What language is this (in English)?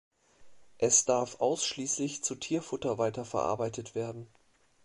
German